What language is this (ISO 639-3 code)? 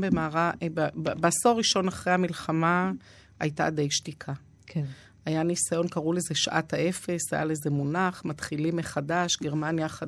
heb